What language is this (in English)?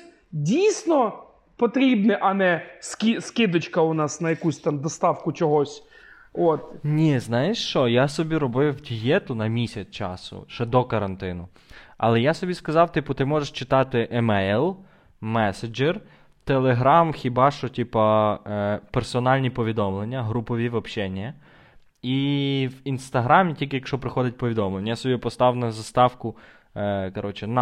Ukrainian